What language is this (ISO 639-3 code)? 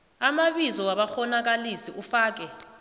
nbl